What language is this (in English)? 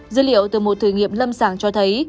Vietnamese